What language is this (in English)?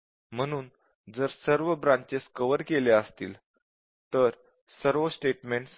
Marathi